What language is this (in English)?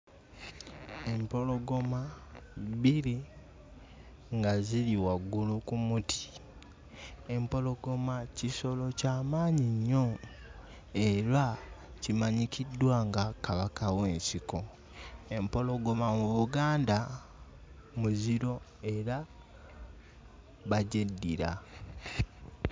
Ganda